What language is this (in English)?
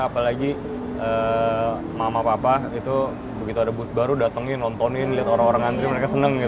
Indonesian